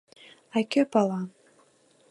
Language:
Mari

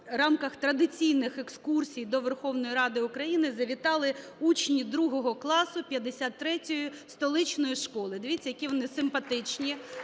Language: Ukrainian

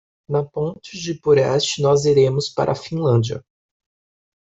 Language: Portuguese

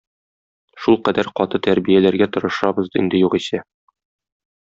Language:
Tatar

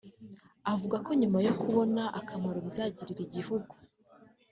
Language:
Kinyarwanda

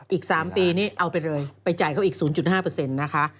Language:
Thai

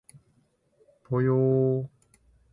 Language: Japanese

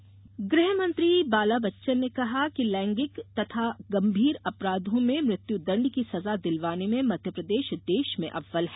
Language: Hindi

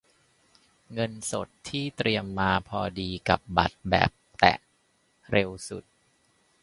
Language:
Thai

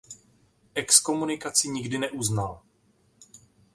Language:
Czech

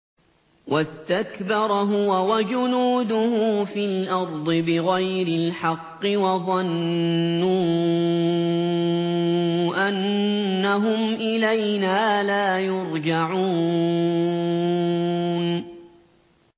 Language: Arabic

